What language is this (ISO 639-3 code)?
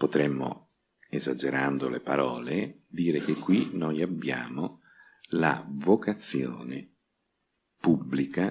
ita